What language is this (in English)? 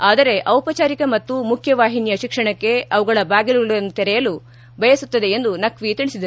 Kannada